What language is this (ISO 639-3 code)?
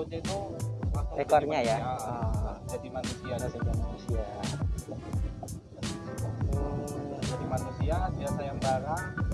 ind